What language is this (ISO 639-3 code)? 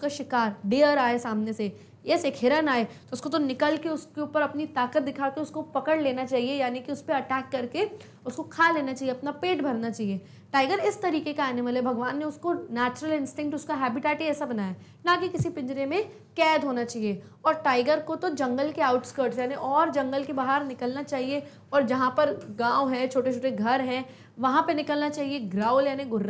hin